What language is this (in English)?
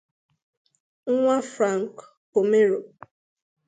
Igbo